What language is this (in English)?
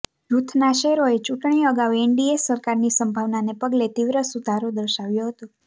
Gujarati